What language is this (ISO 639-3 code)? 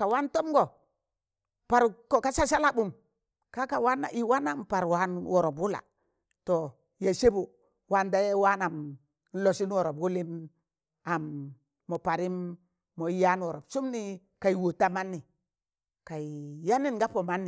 tan